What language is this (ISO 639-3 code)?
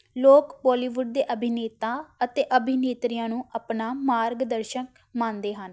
pan